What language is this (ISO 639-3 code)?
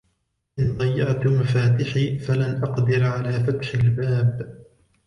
ara